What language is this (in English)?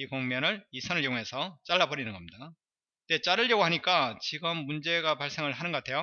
Korean